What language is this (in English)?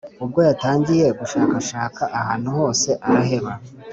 Kinyarwanda